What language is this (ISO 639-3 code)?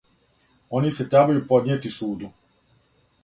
srp